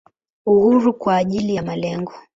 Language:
Swahili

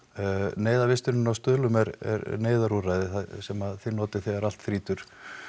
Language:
Icelandic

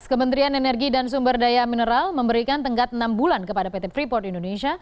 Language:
Indonesian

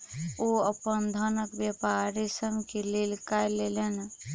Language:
Maithili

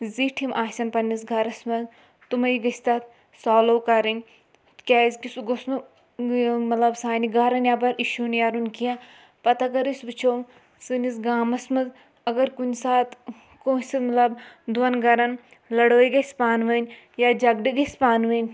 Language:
Kashmiri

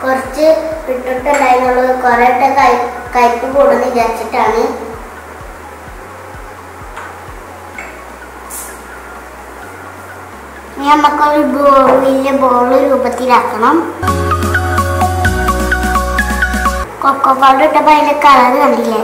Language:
Romanian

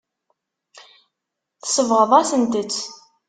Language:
Kabyle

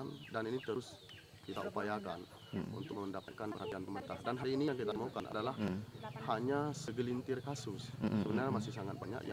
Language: Indonesian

